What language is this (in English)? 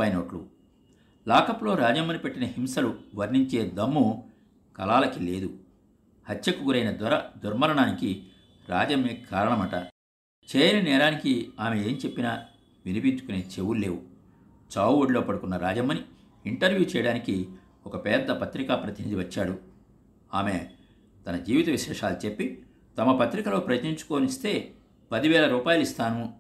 Telugu